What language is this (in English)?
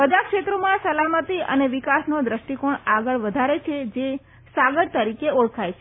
Gujarati